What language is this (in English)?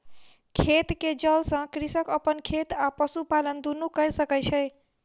Maithili